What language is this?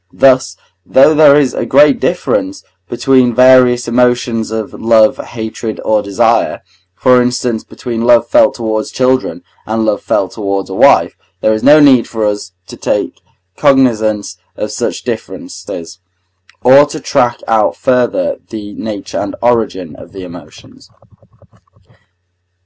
English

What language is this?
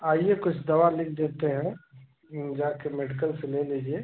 Hindi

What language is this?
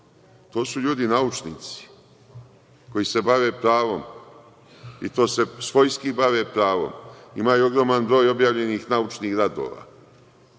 Serbian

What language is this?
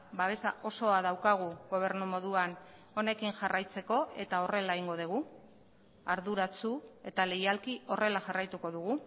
Basque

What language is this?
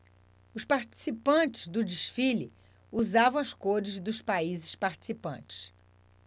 Portuguese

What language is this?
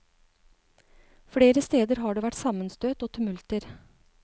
Norwegian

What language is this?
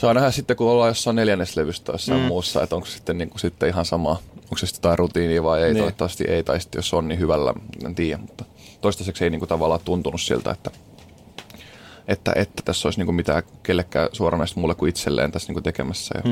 Finnish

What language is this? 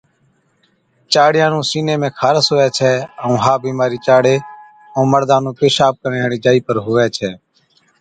Od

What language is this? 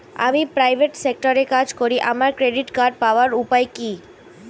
Bangla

